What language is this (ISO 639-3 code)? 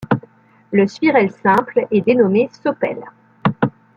fra